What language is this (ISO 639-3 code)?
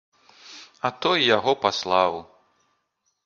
bel